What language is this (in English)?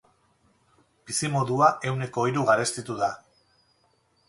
Basque